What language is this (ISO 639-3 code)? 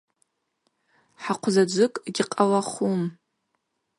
abq